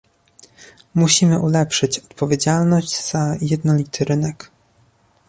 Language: Polish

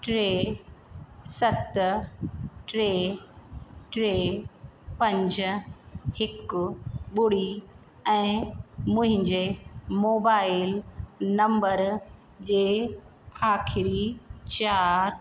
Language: Sindhi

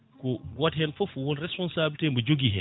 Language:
Fula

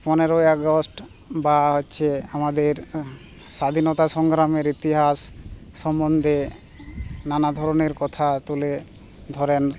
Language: Bangla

